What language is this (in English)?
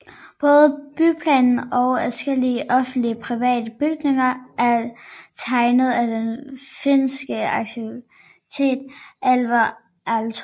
Danish